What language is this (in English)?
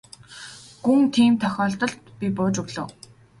Mongolian